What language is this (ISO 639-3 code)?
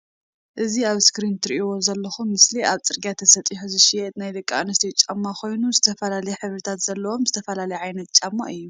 tir